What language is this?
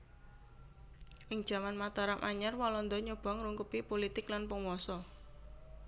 Javanese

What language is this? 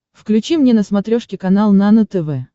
Russian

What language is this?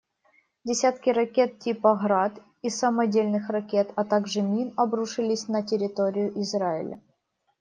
Russian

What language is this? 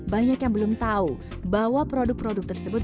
Indonesian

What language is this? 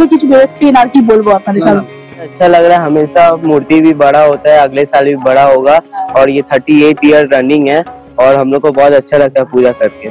Hindi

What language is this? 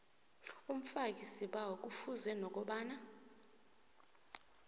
South Ndebele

